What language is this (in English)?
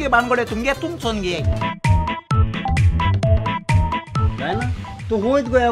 Indonesian